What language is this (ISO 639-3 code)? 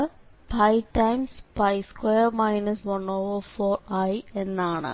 mal